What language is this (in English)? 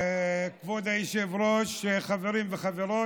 Hebrew